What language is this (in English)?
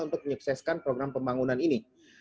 Indonesian